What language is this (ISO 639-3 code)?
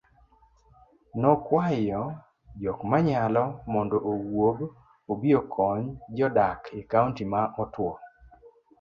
luo